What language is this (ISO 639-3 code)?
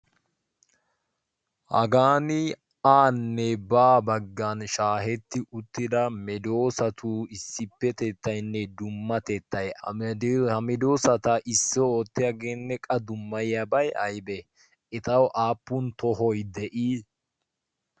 wal